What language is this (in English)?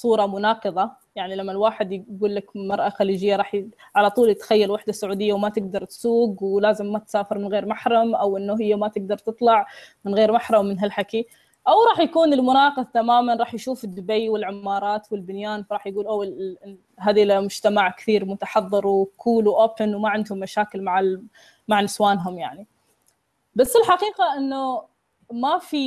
Arabic